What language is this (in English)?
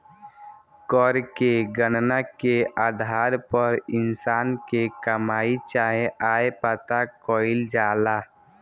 Bhojpuri